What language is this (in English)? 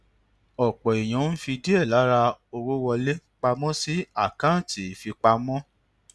Yoruba